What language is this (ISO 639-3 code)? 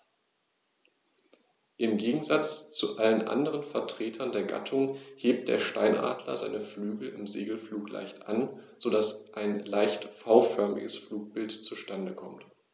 deu